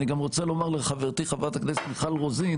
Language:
Hebrew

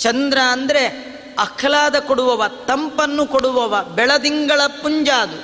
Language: Kannada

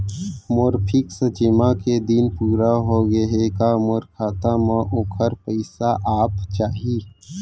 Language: Chhattisgarhi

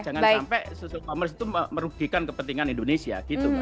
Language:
Indonesian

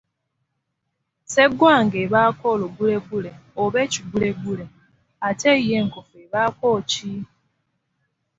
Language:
Ganda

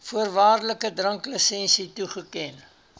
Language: Afrikaans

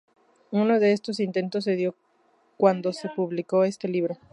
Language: Spanish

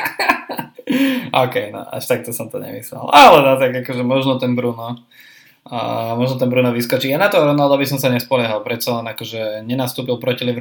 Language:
Slovak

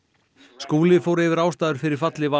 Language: Icelandic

